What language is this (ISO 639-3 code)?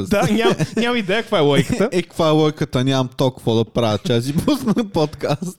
bul